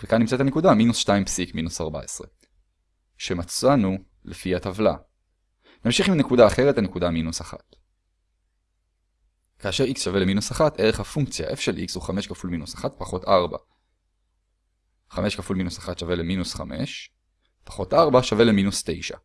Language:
Hebrew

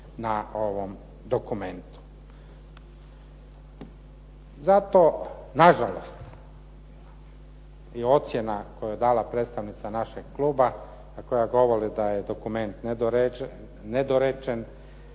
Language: Croatian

